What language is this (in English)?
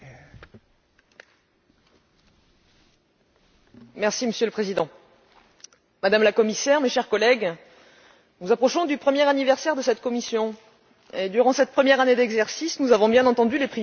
French